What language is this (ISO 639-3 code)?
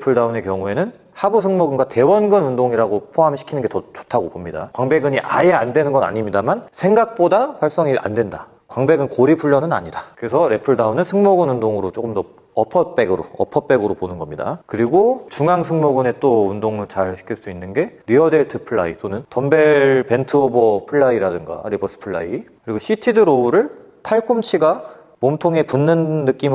kor